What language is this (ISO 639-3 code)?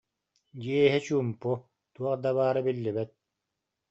sah